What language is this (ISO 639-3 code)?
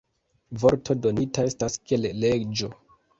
epo